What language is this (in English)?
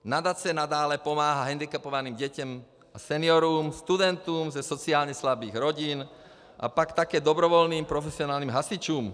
Czech